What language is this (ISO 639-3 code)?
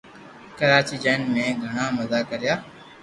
lrk